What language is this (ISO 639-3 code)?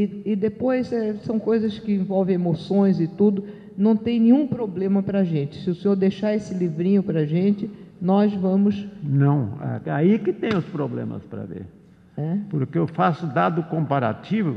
por